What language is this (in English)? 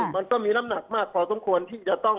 Thai